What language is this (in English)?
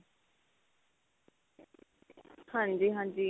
Punjabi